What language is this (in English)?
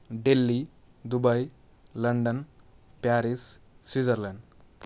Telugu